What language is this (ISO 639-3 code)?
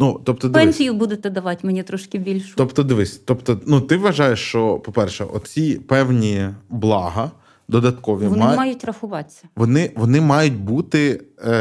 ukr